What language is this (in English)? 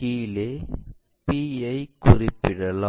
Tamil